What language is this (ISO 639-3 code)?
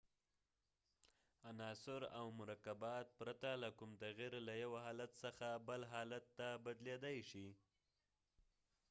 pus